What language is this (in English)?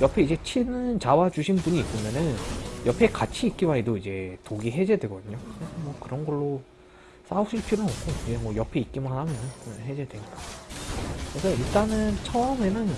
Korean